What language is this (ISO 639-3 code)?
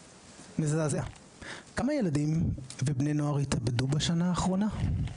heb